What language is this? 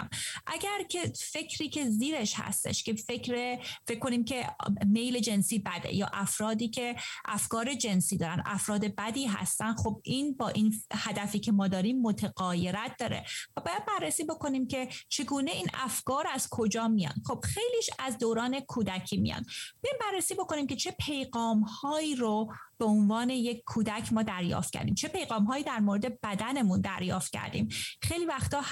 Persian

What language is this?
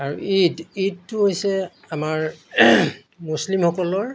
Assamese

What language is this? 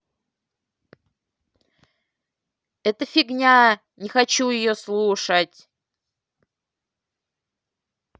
Russian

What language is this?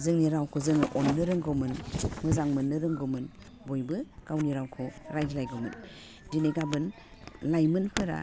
Bodo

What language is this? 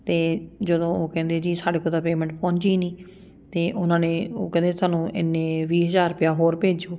Punjabi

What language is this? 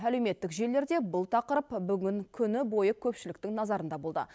Kazakh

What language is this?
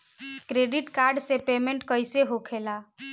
Bhojpuri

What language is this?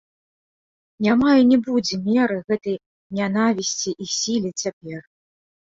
Belarusian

